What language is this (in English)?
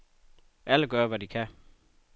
Danish